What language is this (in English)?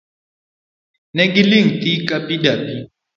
Luo (Kenya and Tanzania)